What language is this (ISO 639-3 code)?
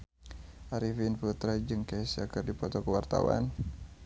sun